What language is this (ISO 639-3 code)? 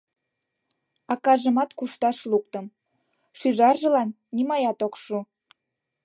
chm